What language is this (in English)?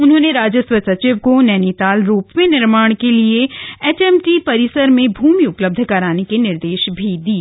Hindi